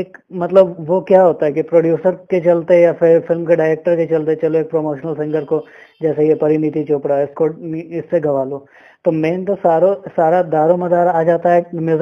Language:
Hindi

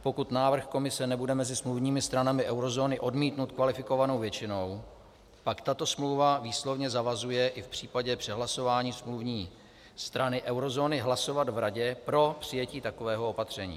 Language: Czech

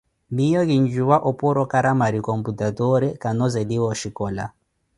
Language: Koti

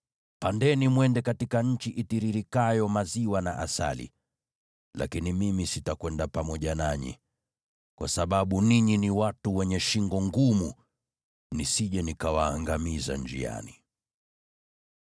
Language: Swahili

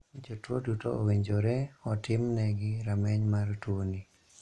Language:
Luo (Kenya and Tanzania)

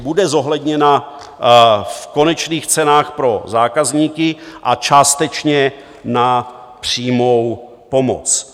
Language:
Czech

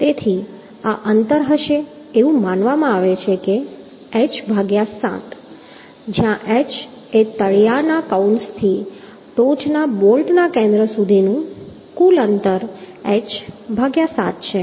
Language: Gujarati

